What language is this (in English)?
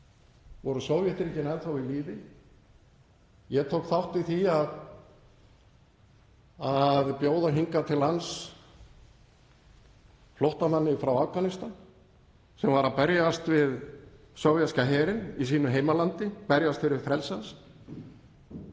Icelandic